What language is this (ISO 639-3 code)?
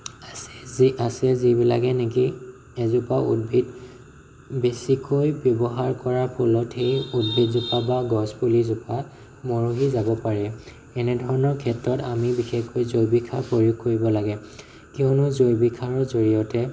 asm